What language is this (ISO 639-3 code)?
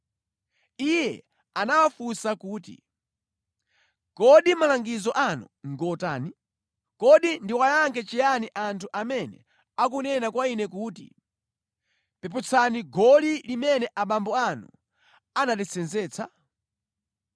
nya